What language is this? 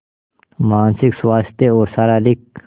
Hindi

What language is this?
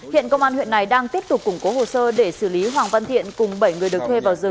Vietnamese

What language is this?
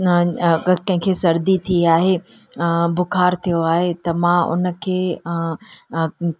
Sindhi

